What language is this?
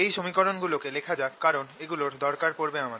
Bangla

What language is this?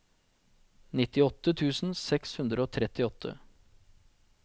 Norwegian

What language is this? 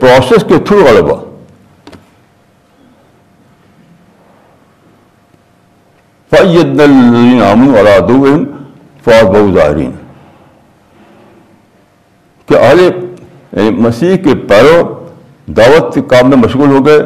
Urdu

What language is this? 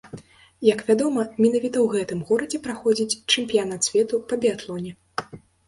Belarusian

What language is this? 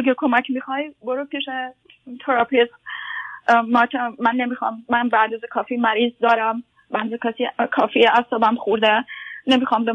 Persian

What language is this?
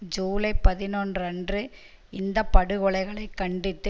Tamil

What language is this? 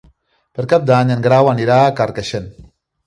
Catalan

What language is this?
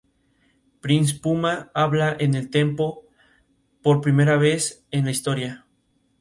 Spanish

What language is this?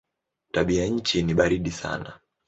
Swahili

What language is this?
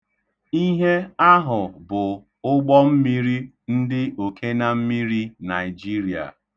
Igbo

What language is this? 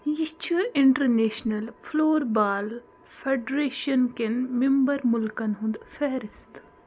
Kashmiri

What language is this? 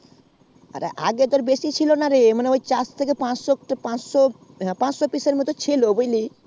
Bangla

